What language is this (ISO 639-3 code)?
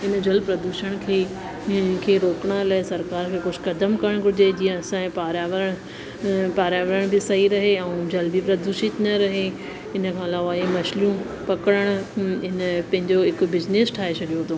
snd